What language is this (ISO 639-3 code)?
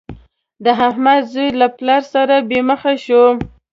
pus